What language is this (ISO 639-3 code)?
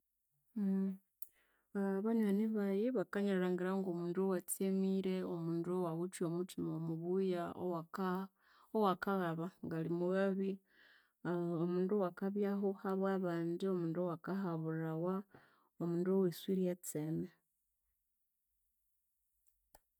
koo